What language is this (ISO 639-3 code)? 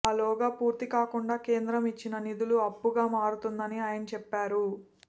tel